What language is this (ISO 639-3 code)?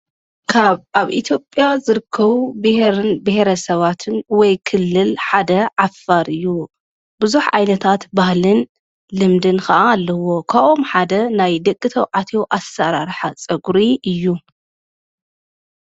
tir